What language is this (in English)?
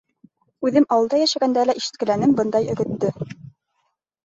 Bashkir